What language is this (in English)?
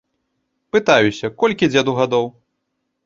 Belarusian